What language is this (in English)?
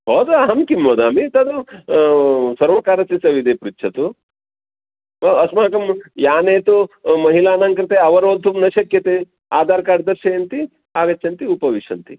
Sanskrit